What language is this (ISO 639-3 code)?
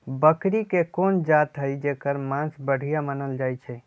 mag